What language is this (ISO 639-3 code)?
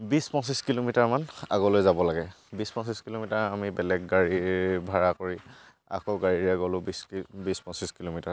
asm